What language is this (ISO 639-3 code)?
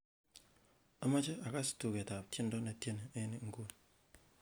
kln